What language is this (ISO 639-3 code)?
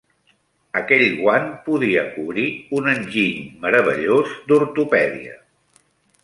cat